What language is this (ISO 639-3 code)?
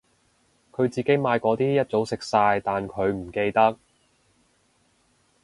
yue